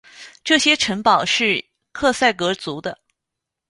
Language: Chinese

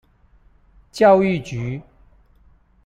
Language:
Chinese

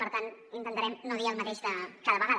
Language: Catalan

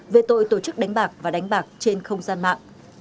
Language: Vietnamese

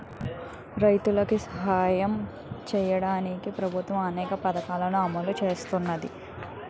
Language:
Telugu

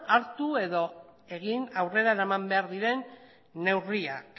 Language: Basque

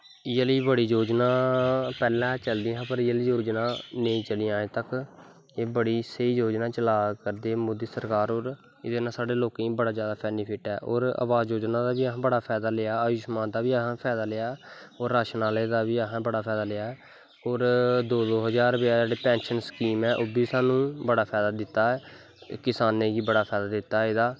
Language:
Dogri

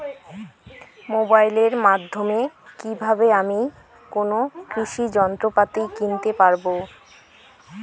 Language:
Bangla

